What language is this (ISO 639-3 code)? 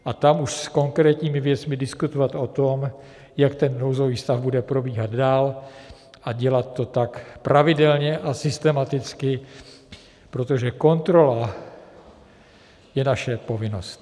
ces